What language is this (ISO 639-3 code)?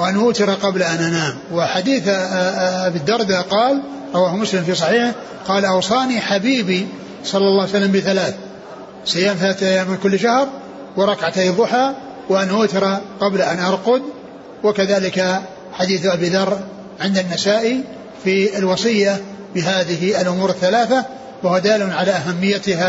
ara